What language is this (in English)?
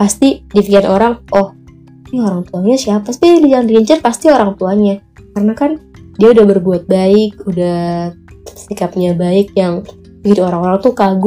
Indonesian